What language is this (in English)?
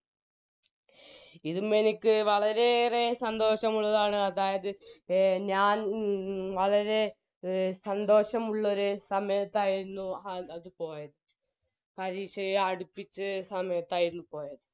Malayalam